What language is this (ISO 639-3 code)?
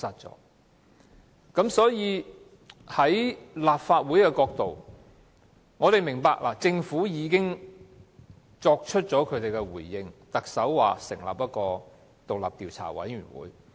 yue